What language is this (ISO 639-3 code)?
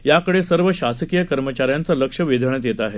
mar